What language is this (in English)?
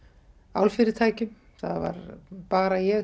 Icelandic